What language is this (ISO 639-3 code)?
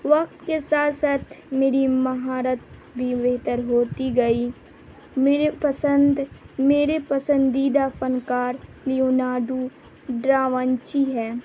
urd